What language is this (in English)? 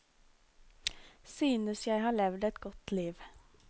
Norwegian